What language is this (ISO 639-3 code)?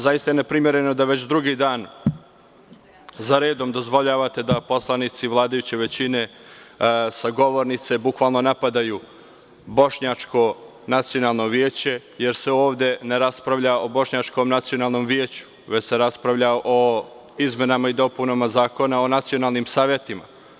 srp